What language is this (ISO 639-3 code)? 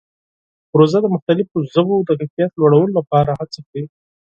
pus